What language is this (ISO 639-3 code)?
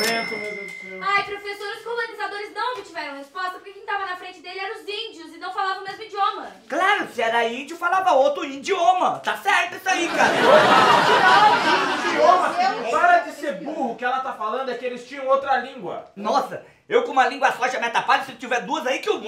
por